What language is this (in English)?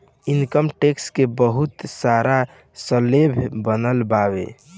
Bhojpuri